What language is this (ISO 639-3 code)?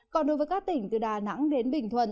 vie